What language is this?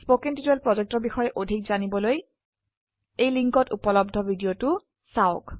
Assamese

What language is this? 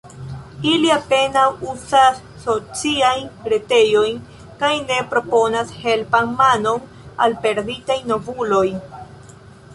Esperanto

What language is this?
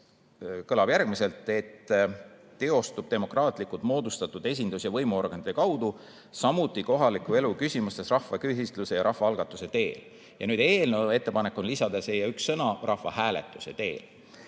Estonian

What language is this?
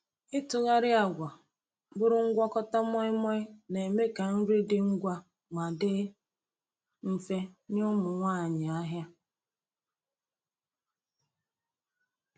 Igbo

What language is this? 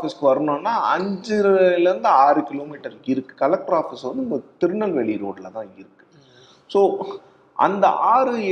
Tamil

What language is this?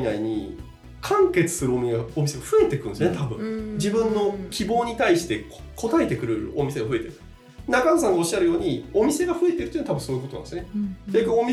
Japanese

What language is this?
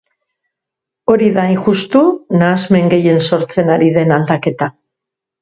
Basque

